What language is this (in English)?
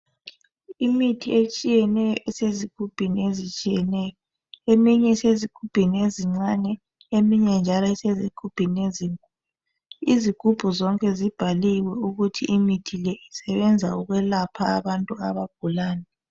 North Ndebele